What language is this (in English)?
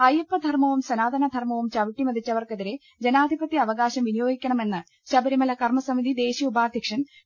Malayalam